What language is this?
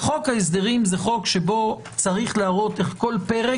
Hebrew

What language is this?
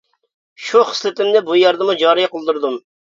Uyghur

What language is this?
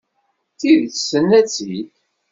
Kabyle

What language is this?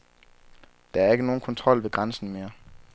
Danish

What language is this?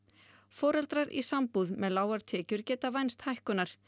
Icelandic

